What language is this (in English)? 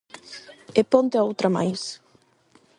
Galician